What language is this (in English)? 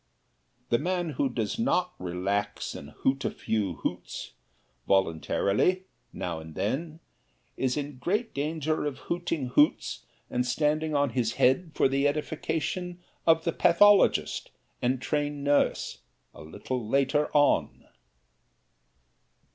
English